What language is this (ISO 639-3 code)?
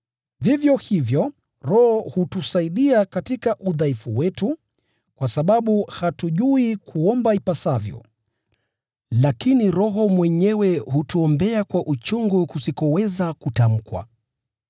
swa